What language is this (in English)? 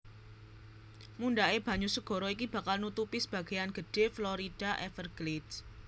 Javanese